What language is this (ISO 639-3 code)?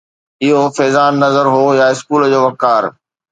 snd